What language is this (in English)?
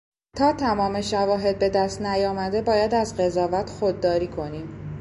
Persian